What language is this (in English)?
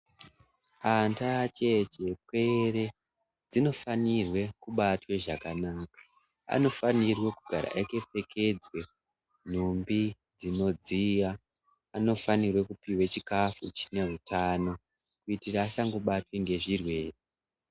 Ndau